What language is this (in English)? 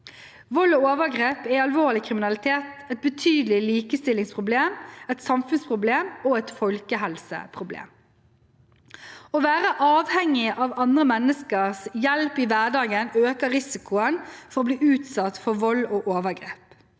Norwegian